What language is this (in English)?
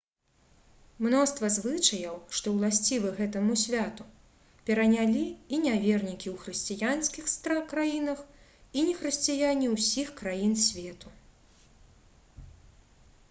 Belarusian